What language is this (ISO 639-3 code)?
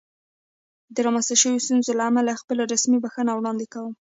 pus